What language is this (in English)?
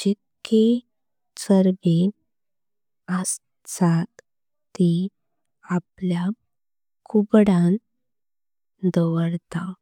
Konkani